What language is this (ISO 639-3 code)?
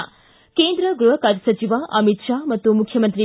kan